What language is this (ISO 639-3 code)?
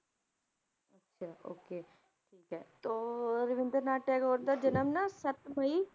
pan